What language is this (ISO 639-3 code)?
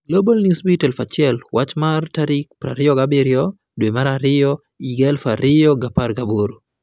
luo